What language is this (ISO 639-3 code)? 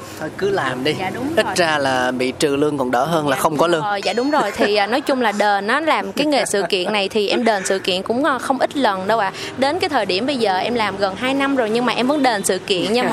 vie